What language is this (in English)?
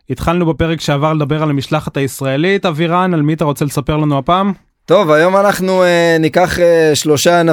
Hebrew